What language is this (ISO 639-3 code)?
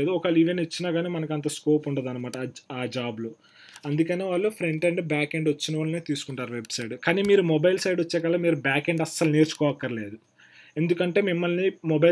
hin